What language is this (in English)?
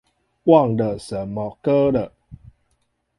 Chinese